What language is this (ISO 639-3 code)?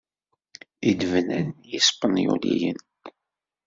kab